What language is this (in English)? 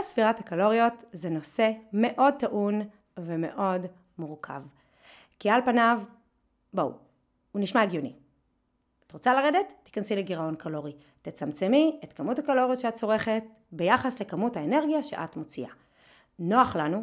Hebrew